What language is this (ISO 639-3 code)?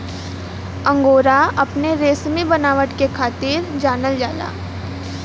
bho